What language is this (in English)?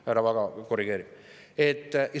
Estonian